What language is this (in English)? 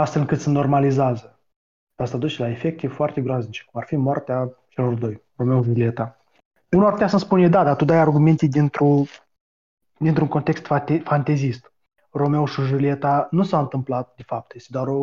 Romanian